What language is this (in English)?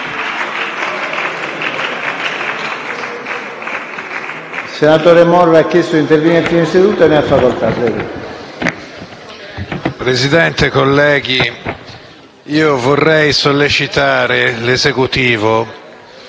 Italian